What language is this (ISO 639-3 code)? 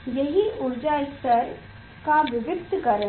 hin